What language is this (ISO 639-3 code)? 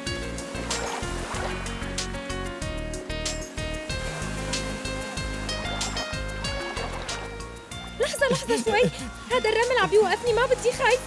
ara